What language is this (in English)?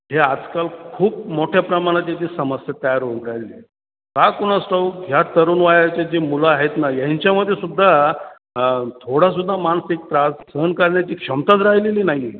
Marathi